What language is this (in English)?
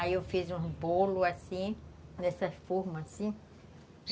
Portuguese